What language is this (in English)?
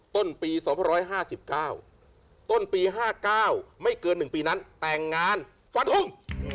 Thai